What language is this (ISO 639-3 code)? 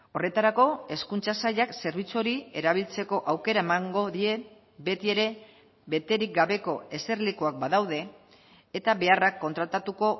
eus